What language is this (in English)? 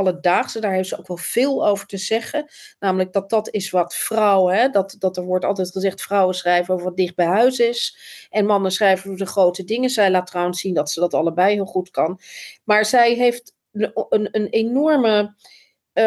Dutch